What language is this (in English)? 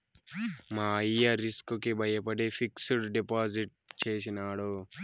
Telugu